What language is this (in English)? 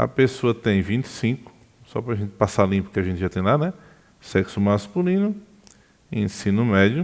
Portuguese